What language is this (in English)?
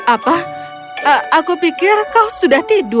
Indonesian